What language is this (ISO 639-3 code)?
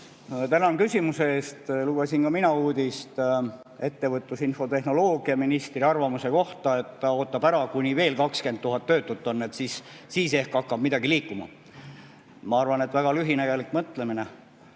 est